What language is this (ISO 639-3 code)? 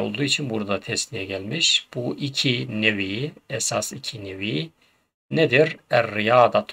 tur